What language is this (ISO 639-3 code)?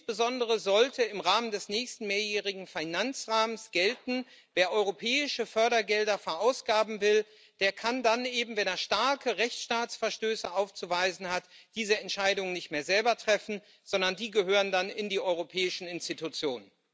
deu